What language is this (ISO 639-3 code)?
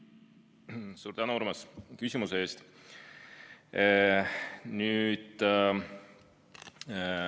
est